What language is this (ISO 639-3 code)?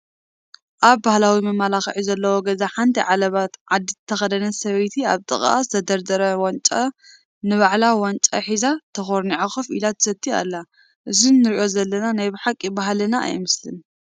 tir